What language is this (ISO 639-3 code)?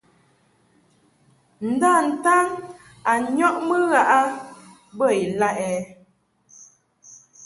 mhk